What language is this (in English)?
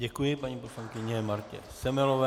Czech